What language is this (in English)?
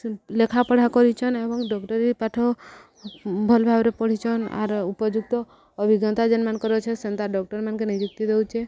Odia